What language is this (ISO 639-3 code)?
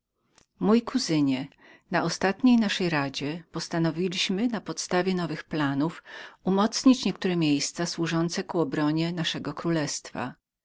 pol